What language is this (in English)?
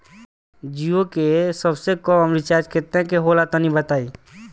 Bhojpuri